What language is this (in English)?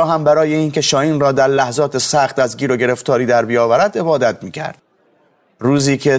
Persian